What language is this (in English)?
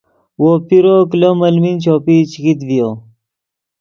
Yidgha